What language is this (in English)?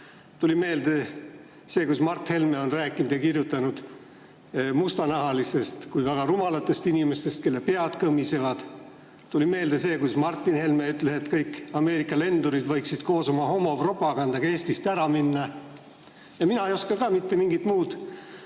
Estonian